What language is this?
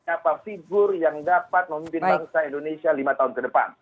Indonesian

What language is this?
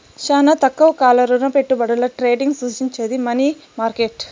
Telugu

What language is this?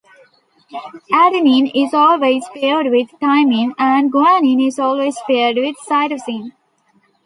English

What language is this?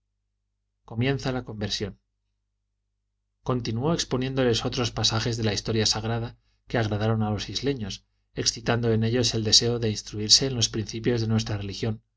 Spanish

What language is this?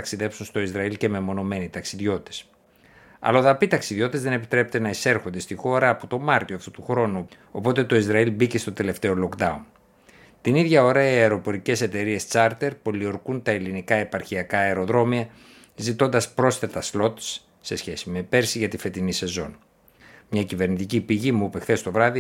Greek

